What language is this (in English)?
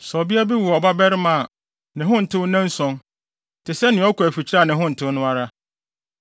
Akan